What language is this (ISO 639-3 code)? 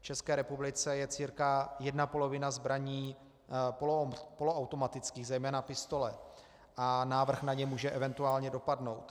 ces